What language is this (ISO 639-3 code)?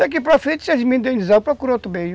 por